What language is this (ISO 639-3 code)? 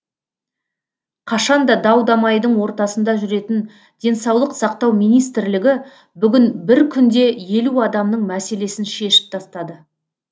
kaz